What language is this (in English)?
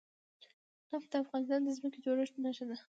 Pashto